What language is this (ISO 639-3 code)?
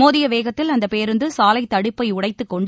tam